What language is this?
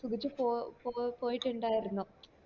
Malayalam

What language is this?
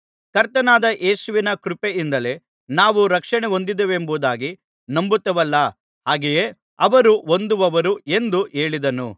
Kannada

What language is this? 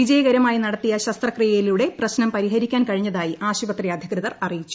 Malayalam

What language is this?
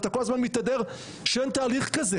Hebrew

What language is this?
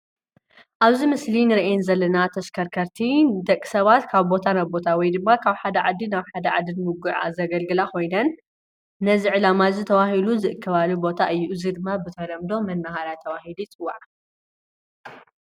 Tigrinya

